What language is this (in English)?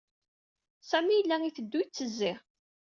Kabyle